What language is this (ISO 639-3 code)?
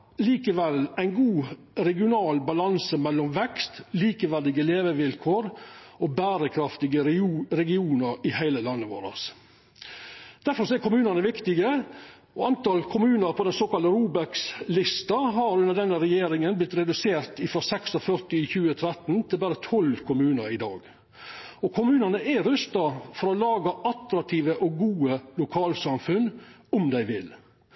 nno